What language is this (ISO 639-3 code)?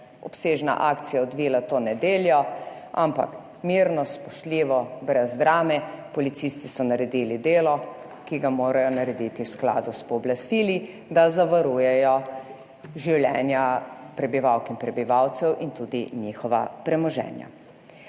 slv